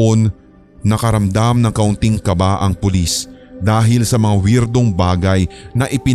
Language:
Filipino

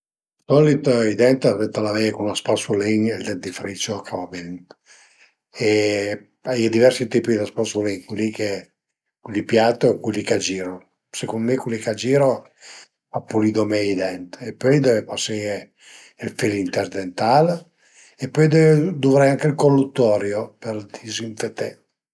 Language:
Piedmontese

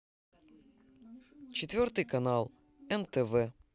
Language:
Russian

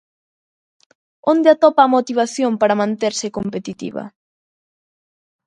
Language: Galician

